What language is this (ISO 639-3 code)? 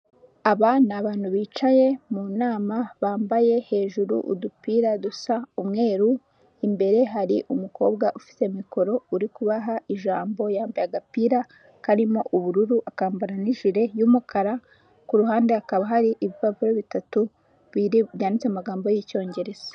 kin